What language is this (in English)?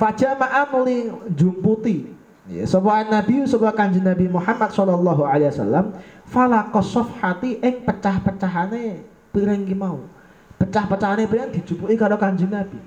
Indonesian